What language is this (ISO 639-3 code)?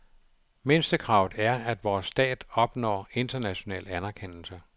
dan